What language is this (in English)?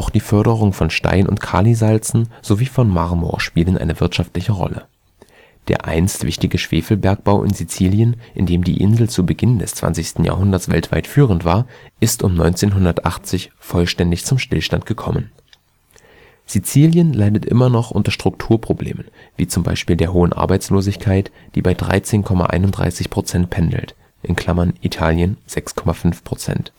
German